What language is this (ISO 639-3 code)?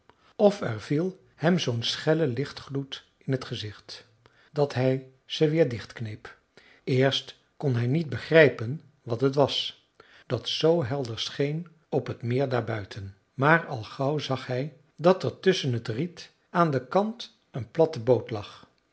nld